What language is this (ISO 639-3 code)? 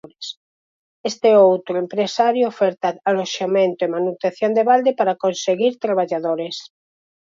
glg